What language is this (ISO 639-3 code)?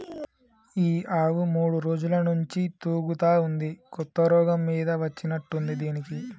tel